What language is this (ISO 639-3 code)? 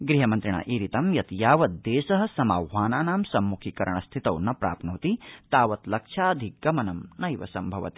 san